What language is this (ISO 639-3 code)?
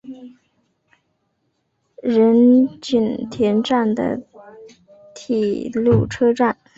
zho